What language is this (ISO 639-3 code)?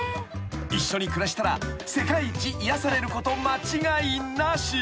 jpn